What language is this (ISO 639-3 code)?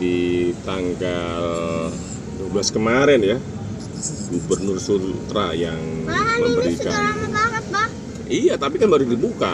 ind